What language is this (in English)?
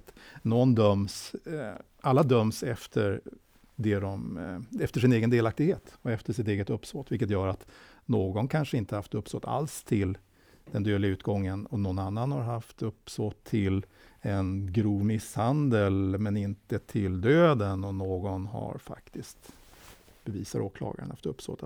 Swedish